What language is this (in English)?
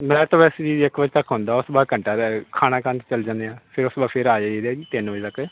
Punjabi